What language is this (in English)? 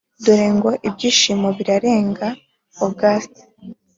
Kinyarwanda